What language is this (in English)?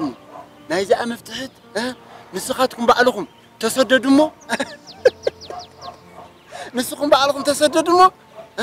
Arabic